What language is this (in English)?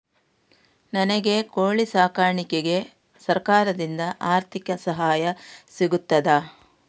Kannada